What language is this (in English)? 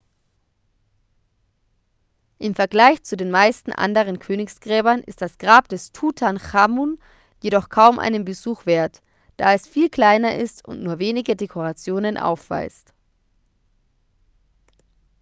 German